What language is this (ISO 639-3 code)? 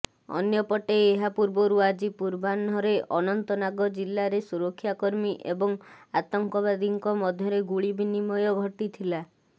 ori